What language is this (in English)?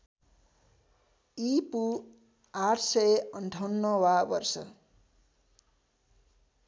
Nepali